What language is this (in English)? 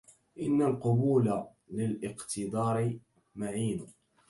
Arabic